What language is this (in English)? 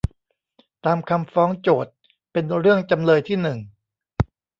Thai